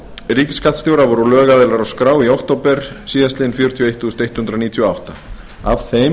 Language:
Icelandic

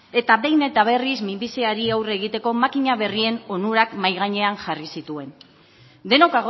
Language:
Basque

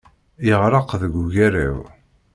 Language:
Kabyle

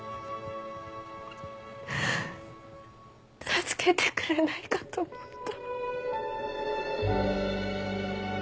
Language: Japanese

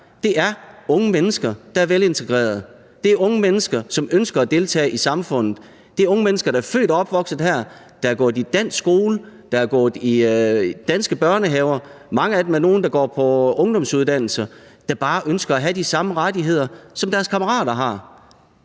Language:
Danish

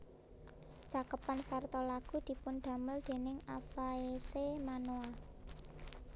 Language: Javanese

